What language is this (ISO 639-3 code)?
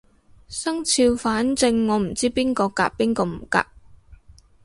yue